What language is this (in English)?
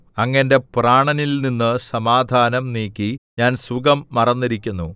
Malayalam